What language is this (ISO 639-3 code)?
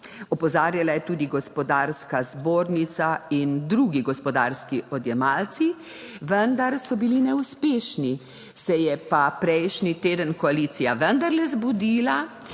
slv